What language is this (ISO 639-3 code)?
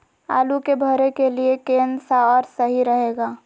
mag